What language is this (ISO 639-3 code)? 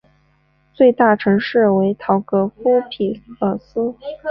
zho